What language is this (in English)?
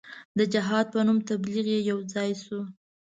Pashto